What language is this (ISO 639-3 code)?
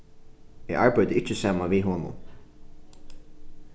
fao